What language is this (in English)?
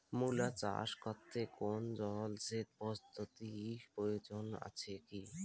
Bangla